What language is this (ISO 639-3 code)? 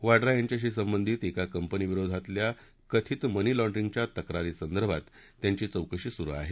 mar